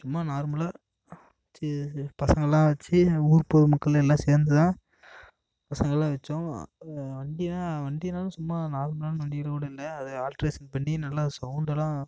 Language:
Tamil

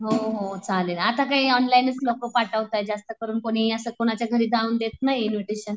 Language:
Marathi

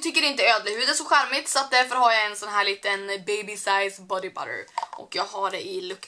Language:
Swedish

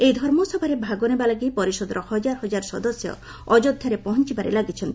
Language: Odia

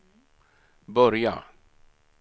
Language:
Swedish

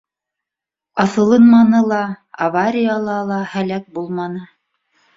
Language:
Bashkir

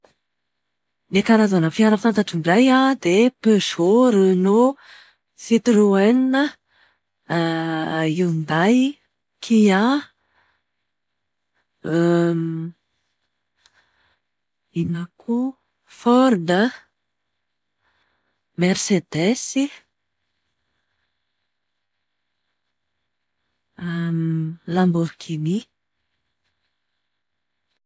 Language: Malagasy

